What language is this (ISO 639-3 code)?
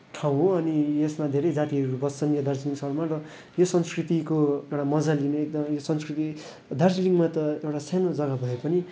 nep